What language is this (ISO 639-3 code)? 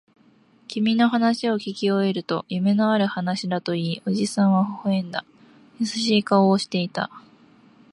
jpn